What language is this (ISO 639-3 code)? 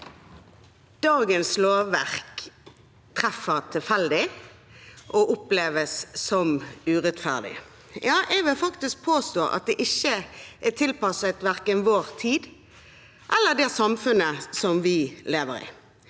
nor